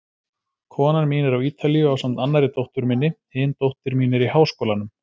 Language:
Icelandic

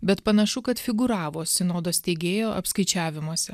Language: Lithuanian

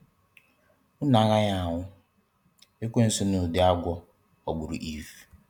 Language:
Igbo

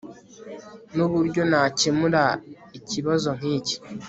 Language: Kinyarwanda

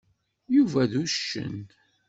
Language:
Kabyle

